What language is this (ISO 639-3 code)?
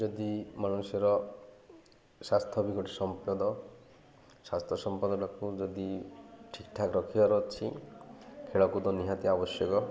ori